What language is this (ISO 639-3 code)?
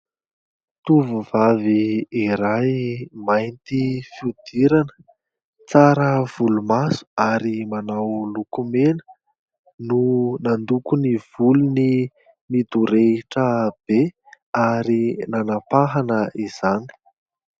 mlg